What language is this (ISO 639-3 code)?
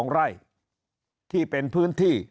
tha